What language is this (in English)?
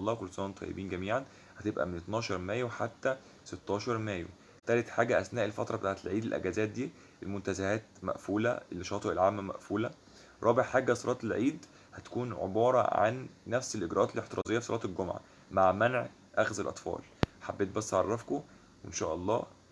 Arabic